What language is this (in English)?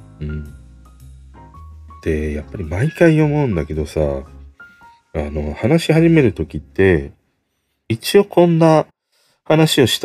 Japanese